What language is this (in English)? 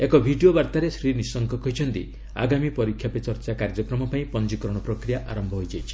Odia